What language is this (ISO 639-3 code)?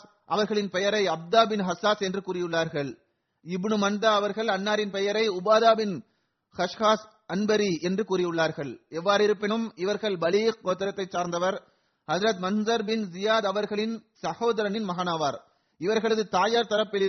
tam